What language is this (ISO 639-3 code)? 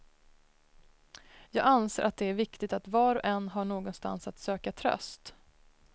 swe